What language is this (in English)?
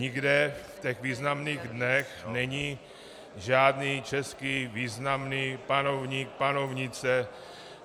Czech